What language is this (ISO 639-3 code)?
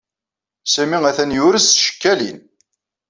kab